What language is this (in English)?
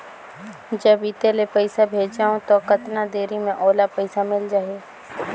Chhattisgarhi